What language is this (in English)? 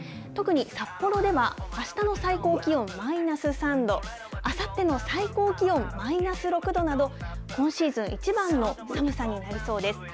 Japanese